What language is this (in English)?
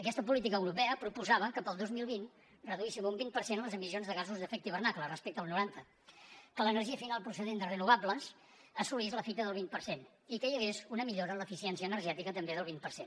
Catalan